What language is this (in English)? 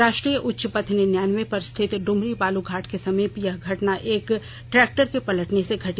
Hindi